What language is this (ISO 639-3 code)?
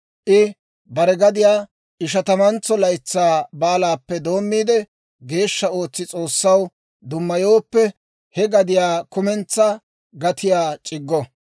dwr